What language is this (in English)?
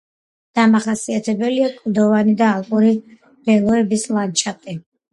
Georgian